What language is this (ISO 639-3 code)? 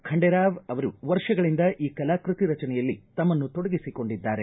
kan